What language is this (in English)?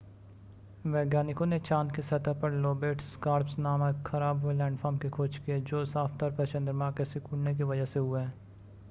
Hindi